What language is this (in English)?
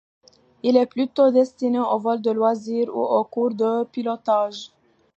French